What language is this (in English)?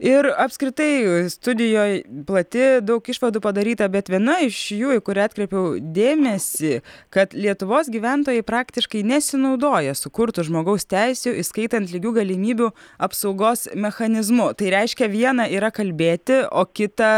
Lithuanian